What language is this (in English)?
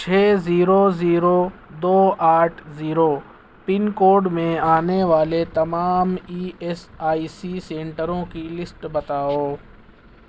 Urdu